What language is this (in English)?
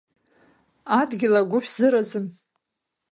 Abkhazian